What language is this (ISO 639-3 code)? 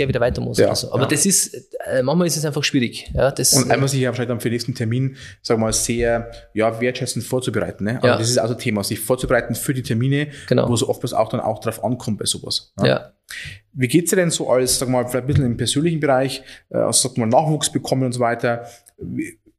deu